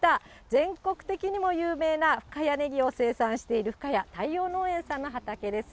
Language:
Japanese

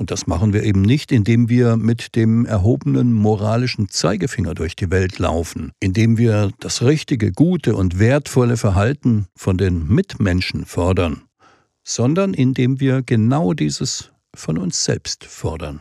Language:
German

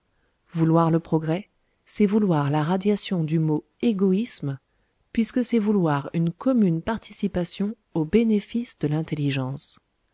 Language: French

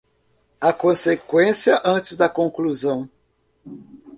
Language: Portuguese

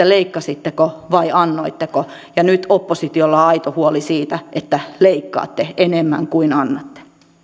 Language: Finnish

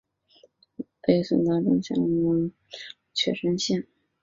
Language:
Chinese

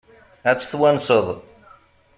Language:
Kabyle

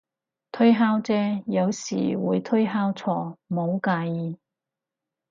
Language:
Cantonese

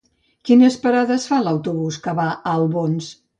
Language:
Catalan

